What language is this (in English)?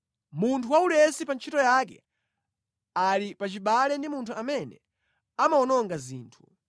Nyanja